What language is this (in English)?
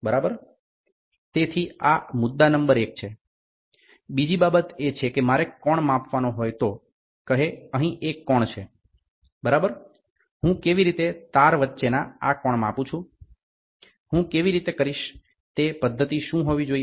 Gujarati